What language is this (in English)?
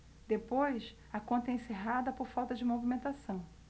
Portuguese